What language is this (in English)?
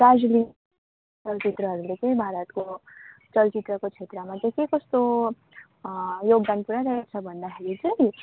Nepali